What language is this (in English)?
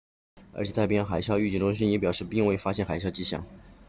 Chinese